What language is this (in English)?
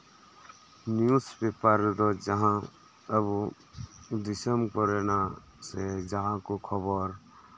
Santali